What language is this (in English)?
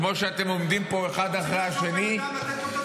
Hebrew